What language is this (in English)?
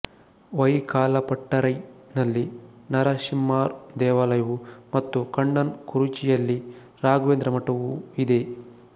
Kannada